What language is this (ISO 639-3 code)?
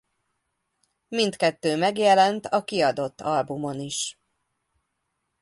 hun